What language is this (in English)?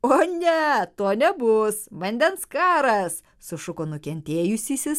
Lithuanian